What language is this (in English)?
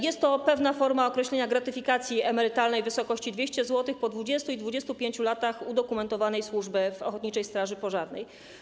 Polish